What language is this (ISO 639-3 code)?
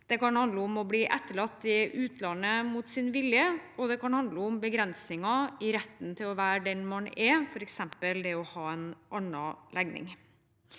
nor